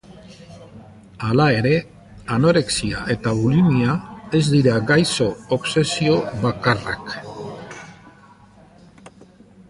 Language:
Basque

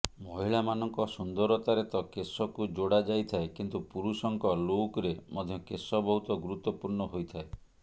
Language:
Odia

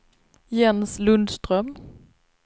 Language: Swedish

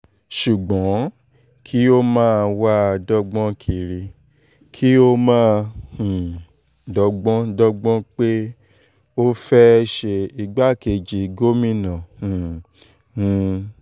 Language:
Yoruba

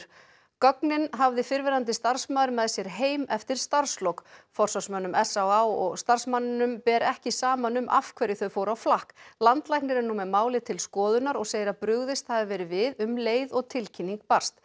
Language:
Icelandic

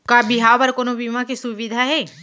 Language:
Chhattisgarhi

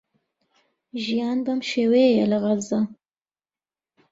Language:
Central Kurdish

